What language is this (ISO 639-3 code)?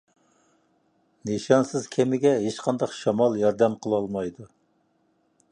uig